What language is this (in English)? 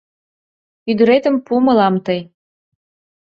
Mari